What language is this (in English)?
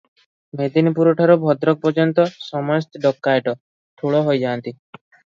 Odia